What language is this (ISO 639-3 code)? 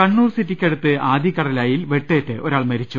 mal